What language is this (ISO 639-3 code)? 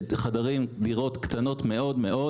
heb